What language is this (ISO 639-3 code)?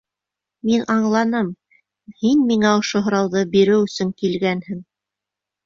bak